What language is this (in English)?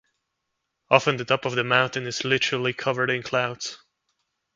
English